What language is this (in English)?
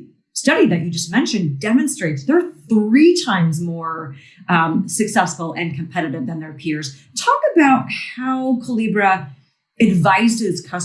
English